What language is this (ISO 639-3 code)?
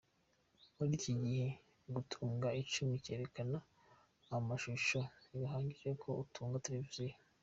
kin